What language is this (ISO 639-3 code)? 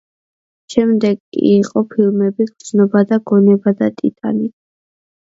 kat